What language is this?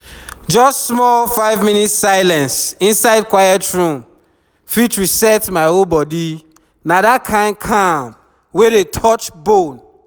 Nigerian Pidgin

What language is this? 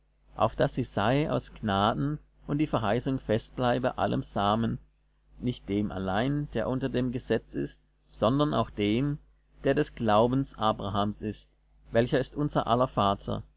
German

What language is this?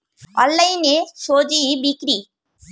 Bangla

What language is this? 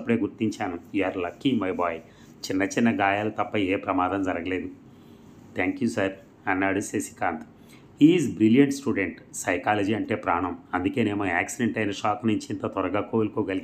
Telugu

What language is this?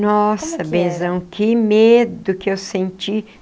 Portuguese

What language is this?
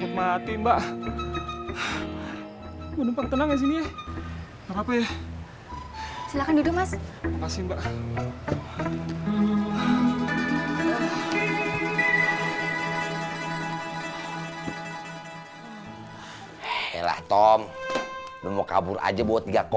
Indonesian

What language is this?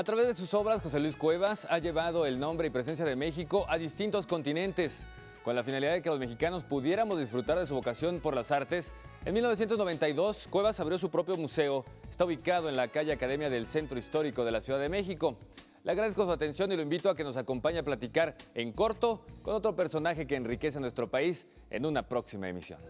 Spanish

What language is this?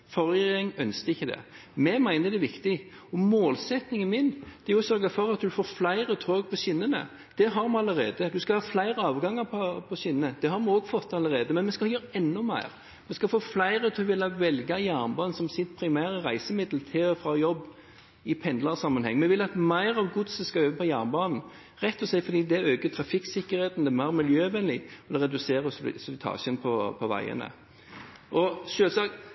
Norwegian Bokmål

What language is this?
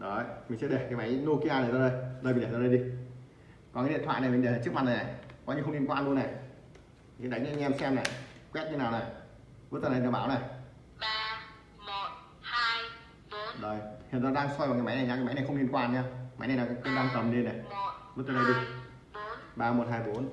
Vietnamese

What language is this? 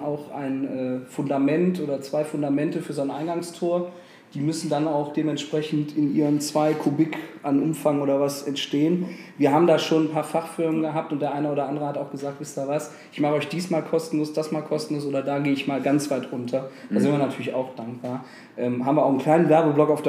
German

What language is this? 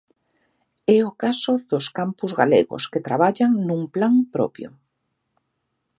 Galician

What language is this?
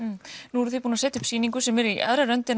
Icelandic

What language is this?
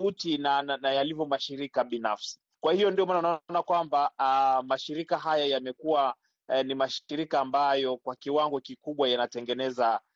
Swahili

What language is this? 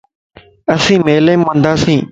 Lasi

